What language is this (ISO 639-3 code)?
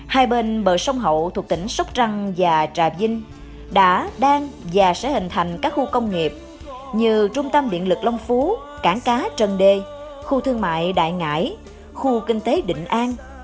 vie